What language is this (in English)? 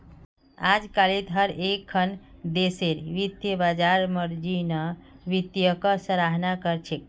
Magahi